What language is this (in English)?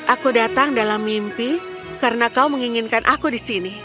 Indonesian